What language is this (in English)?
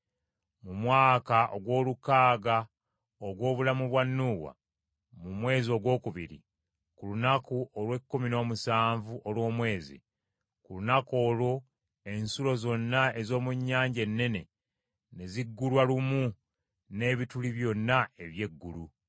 Ganda